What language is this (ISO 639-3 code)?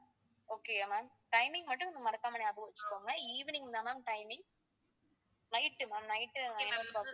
tam